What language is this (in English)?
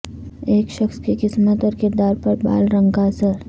Urdu